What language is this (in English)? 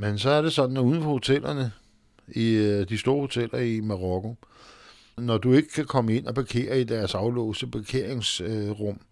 Danish